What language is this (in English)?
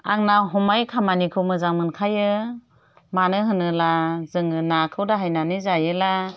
Bodo